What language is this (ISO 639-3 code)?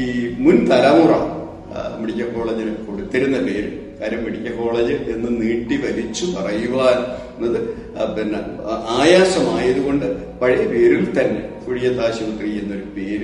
mal